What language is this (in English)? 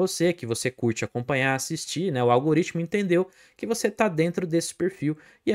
Portuguese